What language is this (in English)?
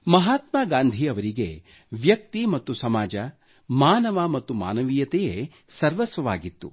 Kannada